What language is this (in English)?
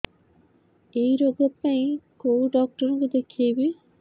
Odia